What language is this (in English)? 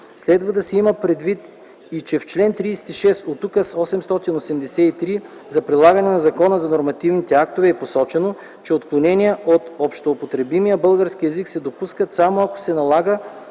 Bulgarian